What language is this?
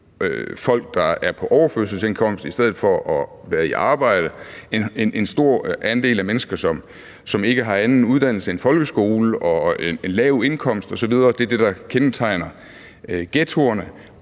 Danish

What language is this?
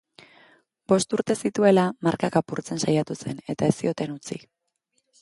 Basque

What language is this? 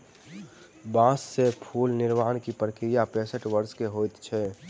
Maithili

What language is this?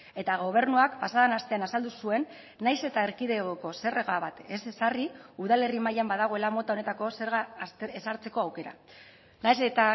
Basque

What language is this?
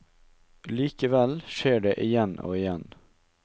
Norwegian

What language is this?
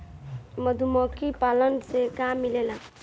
Bhojpuri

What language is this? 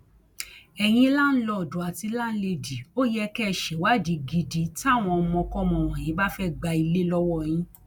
Yoruba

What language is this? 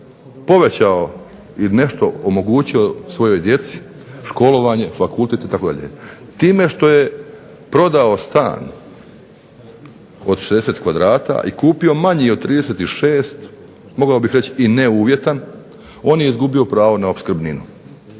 Croatian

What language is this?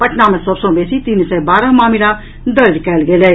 Maithili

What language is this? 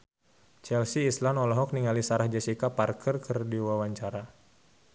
Sundanese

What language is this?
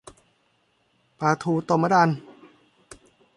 Thai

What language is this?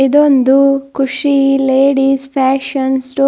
Kannada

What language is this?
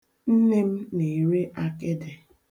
Igbo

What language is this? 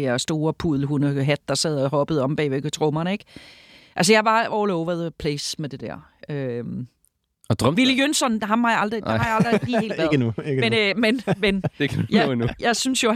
Danish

